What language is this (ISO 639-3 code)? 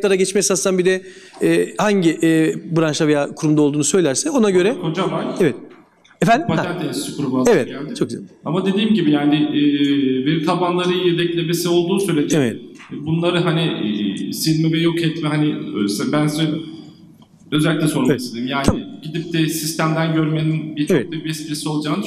tur